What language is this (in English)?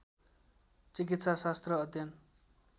Nepali